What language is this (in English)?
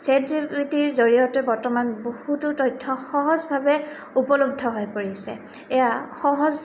Assamese